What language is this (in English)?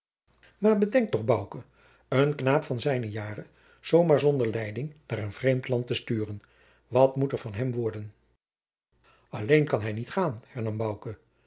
Dutch